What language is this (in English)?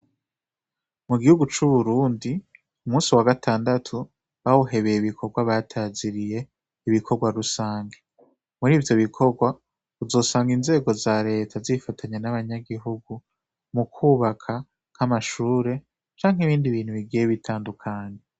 Rundi